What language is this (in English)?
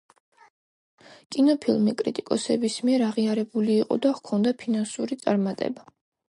Georgian